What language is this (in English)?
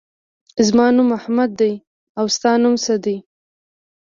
Pashto